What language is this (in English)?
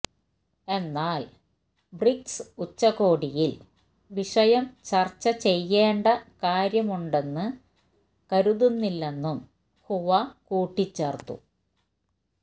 Malayalam